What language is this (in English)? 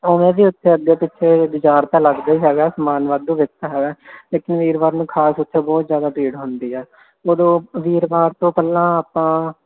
Punjabi